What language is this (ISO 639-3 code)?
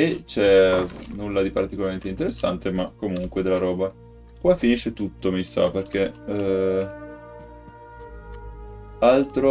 ita